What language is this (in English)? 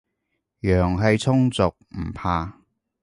Cantonese